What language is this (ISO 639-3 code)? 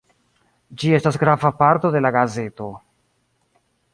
epo